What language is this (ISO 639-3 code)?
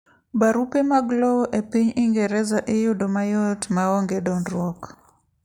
luo